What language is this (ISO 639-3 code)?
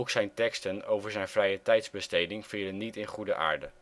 nld